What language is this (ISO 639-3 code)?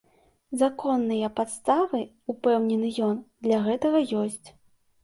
bel